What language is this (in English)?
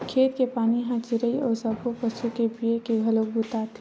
Chhattisgarhi